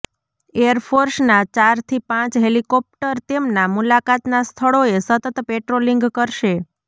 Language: Gujarati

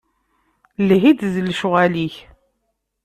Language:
Kabyle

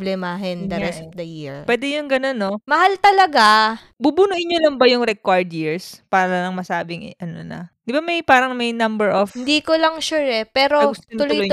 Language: Filipino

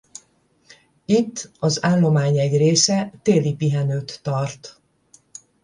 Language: Hungarian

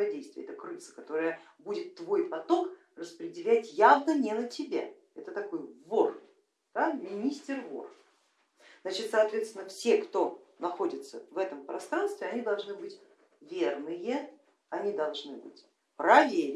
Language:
Russian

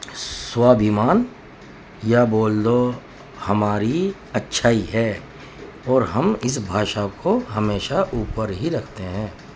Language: Urdu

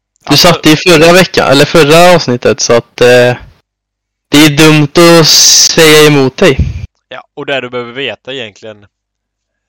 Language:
Swedish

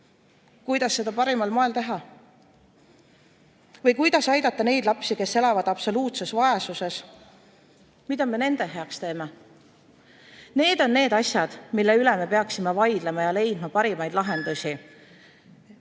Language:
Estonian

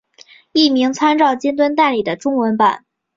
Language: Chinese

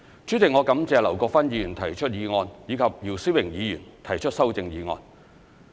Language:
Cantonese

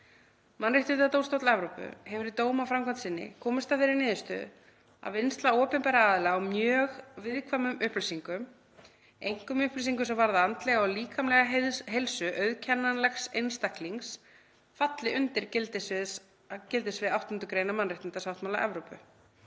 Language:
Icelandic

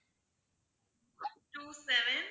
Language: Tamil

